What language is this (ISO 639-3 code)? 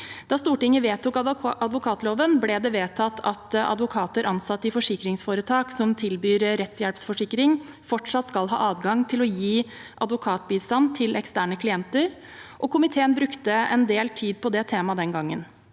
nor